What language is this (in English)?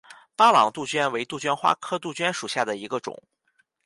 Chinese